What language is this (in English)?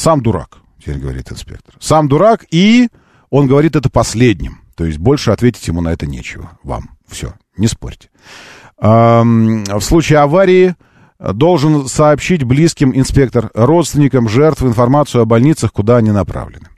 Russian